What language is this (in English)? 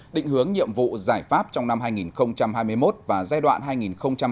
Vietnamese